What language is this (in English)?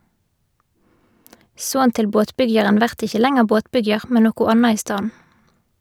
Norwegian